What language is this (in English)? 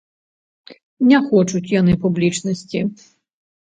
Belarusian